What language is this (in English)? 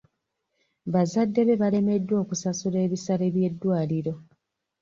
Ganda